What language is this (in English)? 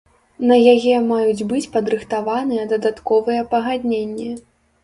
Belarusian